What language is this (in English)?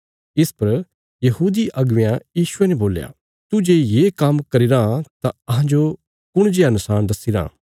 Bilaspuri